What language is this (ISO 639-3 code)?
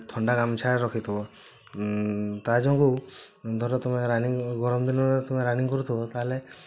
ori